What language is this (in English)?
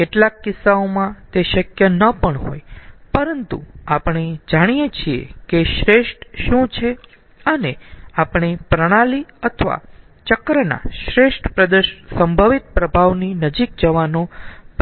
Gujarati